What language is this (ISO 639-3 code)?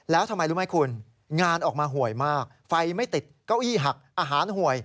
tha